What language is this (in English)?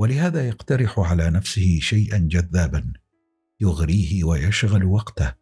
Arabic